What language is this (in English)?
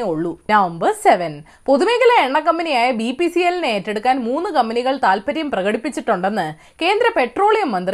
Malayalam